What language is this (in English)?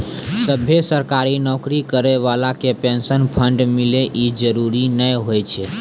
Maithili